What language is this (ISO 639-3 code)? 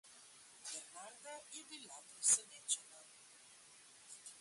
slv